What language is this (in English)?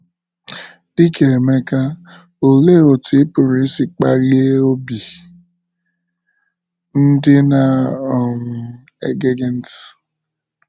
Igbo